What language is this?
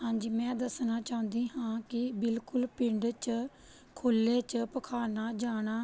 Punjabi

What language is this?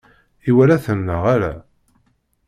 Kabyle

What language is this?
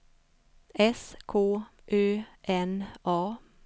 Swedish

